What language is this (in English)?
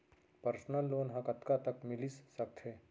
Chhattisgarhi